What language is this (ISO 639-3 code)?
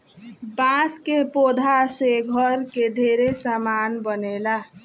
bho